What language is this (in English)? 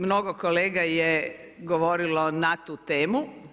Croatian